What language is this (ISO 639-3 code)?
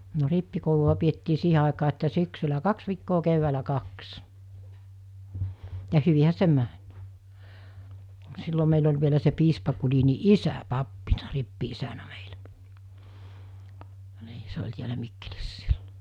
fin